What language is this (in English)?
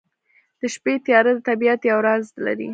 Pashto